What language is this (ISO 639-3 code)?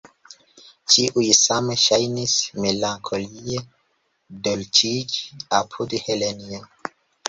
epo